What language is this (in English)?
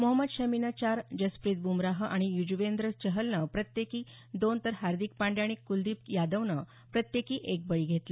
Marathi